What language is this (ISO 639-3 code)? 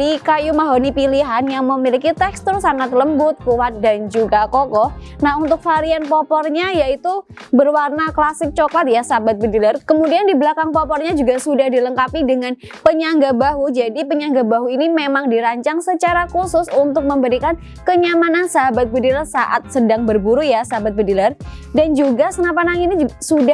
ind